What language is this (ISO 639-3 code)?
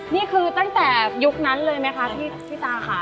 tha